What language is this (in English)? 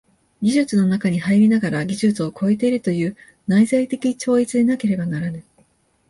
Japanese